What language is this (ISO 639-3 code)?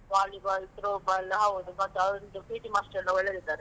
kan